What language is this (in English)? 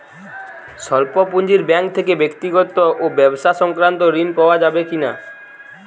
Bangla